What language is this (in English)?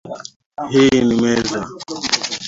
Swahili